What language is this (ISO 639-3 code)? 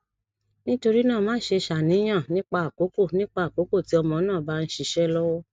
yor